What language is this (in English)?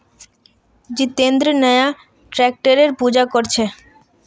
Magahi